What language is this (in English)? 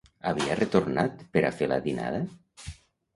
Catalan